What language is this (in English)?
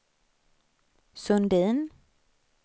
Swedish